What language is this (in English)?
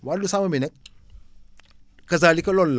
Wolof